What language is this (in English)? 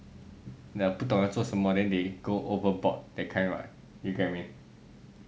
English